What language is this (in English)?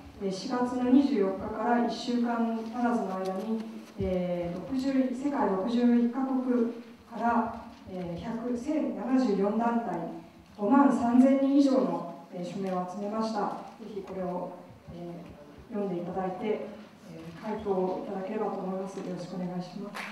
Japanese